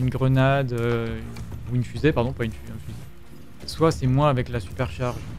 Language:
French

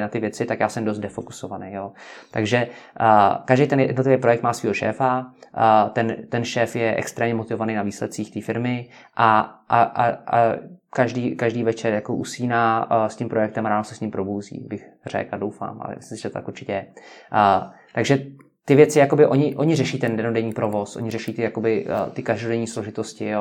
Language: Czech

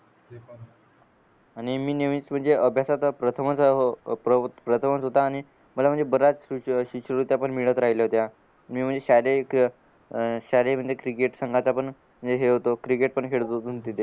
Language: Marathi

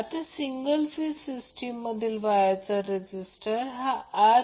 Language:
Marathi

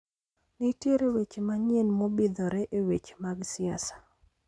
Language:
Luo (Kenya and Tanzania)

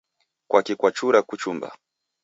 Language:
Taita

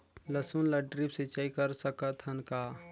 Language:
Chhattisgarhi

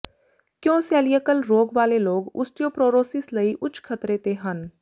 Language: Punjabi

